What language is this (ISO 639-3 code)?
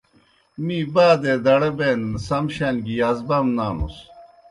plk